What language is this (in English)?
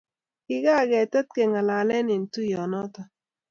Kalenjin